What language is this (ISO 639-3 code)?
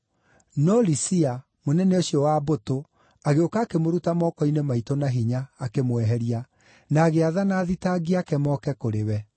kik